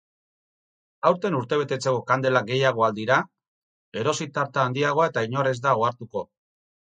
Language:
Basque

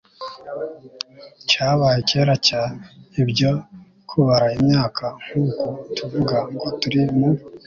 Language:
Kinyarwanda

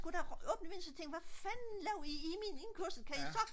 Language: Danish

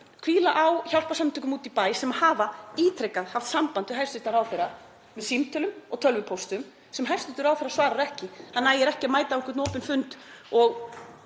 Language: Icelandic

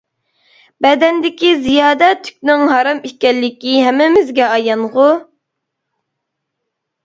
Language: Uyghur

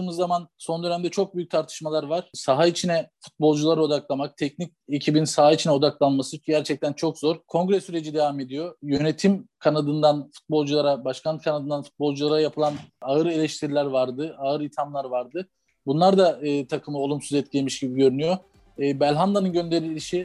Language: Turkish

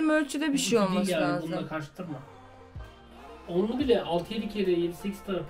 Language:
Turkish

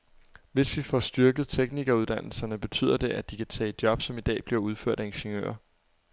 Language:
Danish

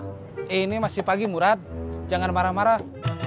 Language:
Indonesian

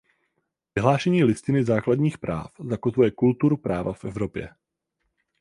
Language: Czech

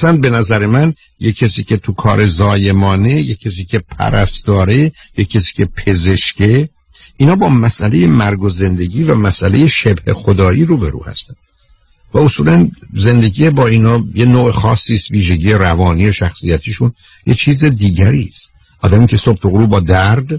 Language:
Persian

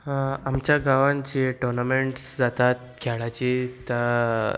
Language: Konkani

